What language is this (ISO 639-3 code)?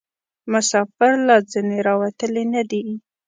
pus